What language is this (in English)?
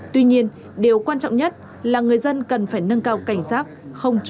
Vietnamese